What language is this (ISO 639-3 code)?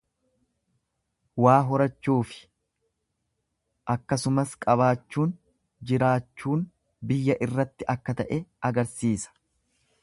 orm